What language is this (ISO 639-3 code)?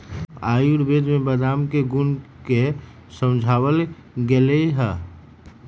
mag